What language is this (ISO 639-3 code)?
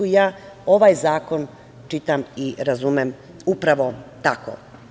srp